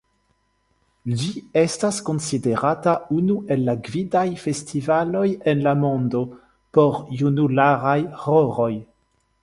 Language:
Esperanto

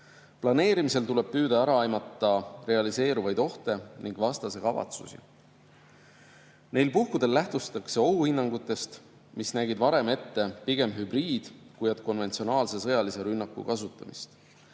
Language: Estonian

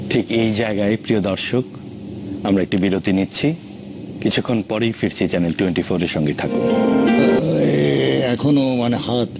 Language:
Bangla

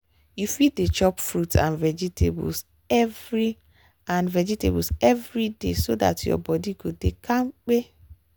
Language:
Nigerian Pidgin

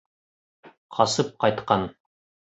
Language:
Bashkir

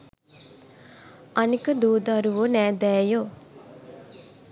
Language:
Sinhala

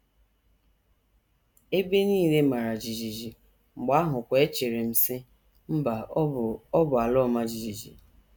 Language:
Igbo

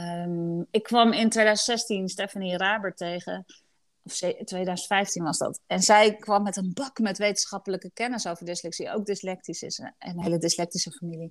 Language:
Dutch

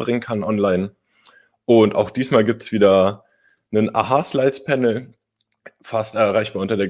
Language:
German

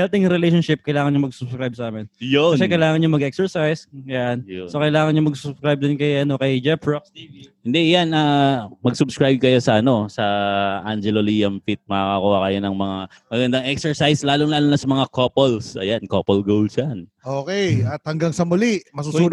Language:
Filipino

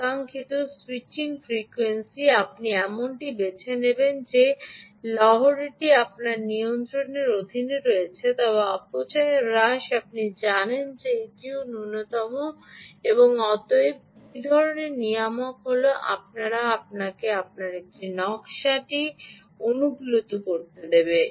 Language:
Bangla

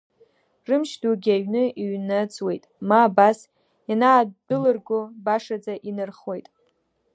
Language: Abkhazian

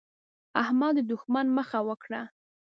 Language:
Pashto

